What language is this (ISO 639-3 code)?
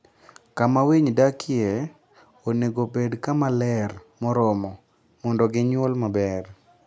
luo